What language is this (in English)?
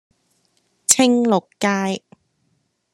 Cantonese